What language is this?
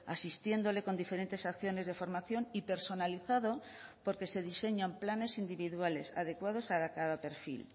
Spanish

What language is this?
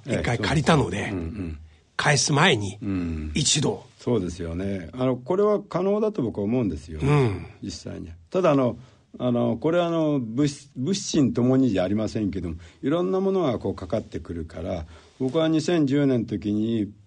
Japanese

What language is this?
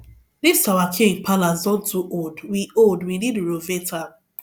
Nigerian Pidgin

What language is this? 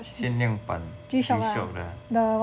English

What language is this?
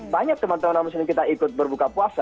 Indonesian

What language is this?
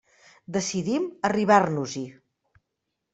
Catalan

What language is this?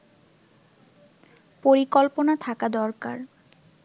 Bangla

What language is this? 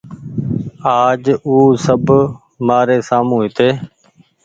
Goaria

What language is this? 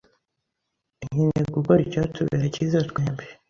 Kinyarwanda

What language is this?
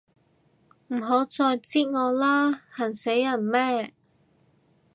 Cantonese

